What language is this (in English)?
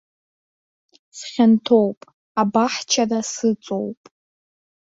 Abkhazian